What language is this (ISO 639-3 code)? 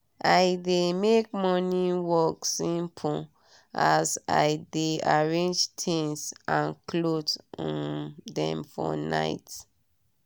pcm